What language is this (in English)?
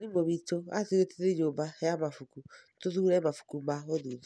Kikuyu